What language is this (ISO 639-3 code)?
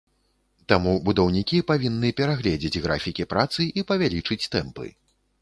bel